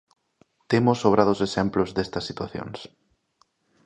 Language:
Galician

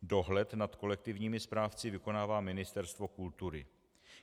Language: Czech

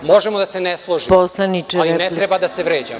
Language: Serbian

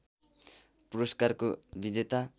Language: Nepali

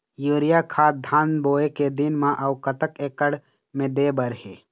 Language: Chhattisgarhi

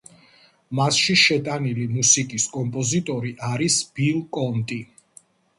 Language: Georgian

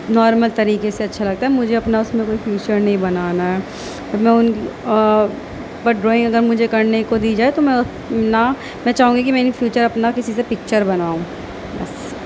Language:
Urdu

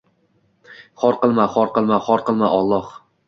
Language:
Uzbek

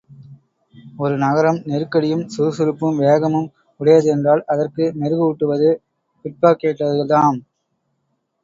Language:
Tamil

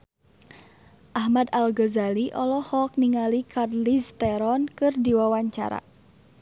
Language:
Sundanese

